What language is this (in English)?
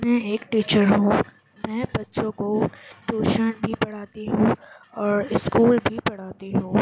Urdu